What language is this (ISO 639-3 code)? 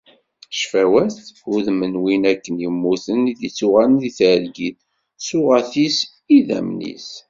kab